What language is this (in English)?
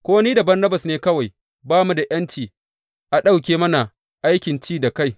Hausa